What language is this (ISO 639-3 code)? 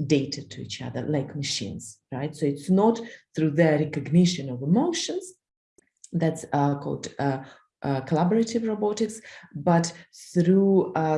eng